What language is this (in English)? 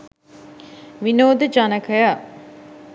Sinhala